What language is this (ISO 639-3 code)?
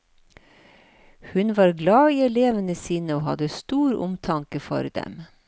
nor